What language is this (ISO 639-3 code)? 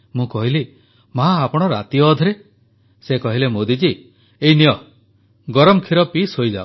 ori